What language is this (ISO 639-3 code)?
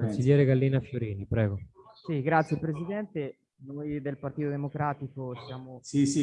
ita